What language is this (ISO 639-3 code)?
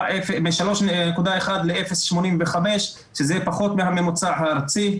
heb